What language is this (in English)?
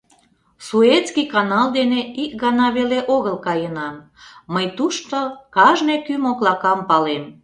Mari